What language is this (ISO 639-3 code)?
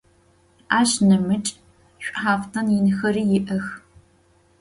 ady